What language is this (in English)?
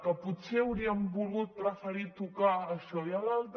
Catalan